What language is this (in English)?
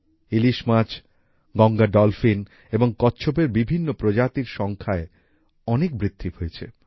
Bangla